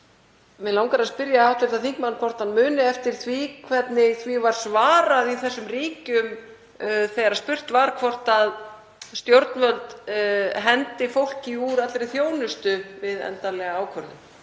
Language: Icelandic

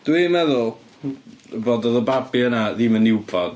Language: Welsh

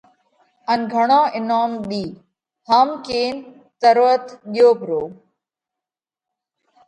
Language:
Parkari Koli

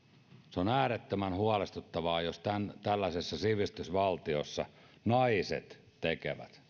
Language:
Finnish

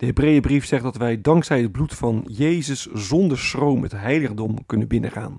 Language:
Dutch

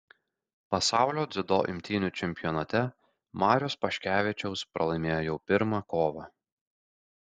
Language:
Lithuanian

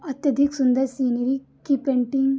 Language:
Hindi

